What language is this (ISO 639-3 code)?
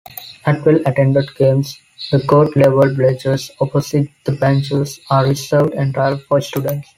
eng